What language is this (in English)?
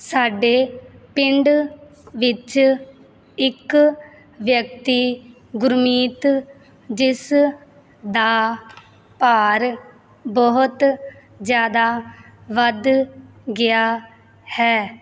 Punjabi